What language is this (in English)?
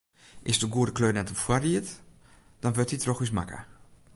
Western Frisian